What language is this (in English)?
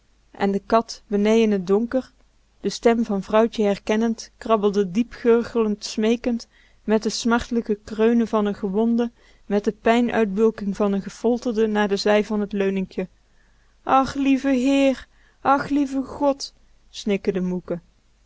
Dutch